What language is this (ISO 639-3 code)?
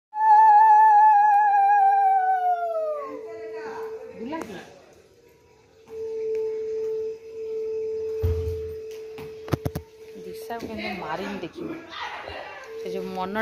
ind